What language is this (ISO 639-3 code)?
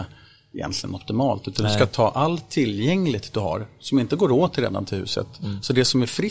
swe